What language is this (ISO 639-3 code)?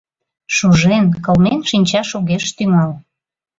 chm